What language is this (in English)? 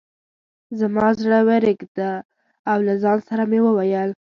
Pashto